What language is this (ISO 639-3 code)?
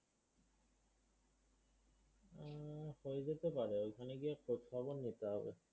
ben